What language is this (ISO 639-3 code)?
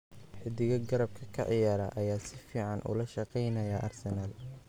som